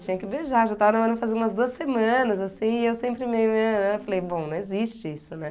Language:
Portuguese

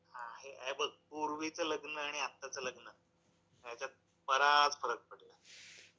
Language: Marathi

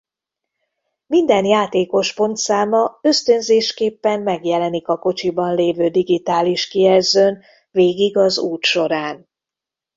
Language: Hungarian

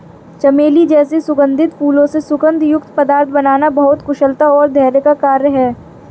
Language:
Hindi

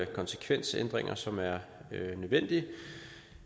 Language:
Danish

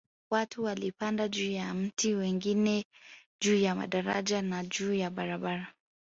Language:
Swahili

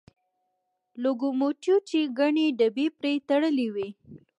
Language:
Pashto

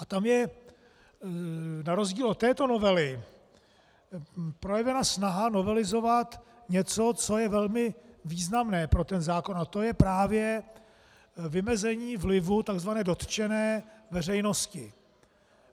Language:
Czech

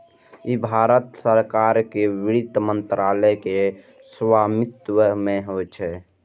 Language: Maithili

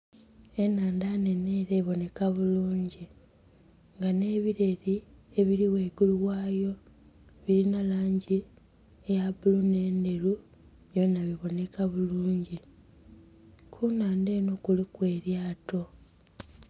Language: Soga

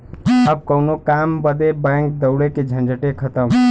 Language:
Bhojpuri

